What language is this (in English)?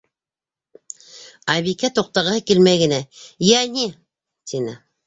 Bashkir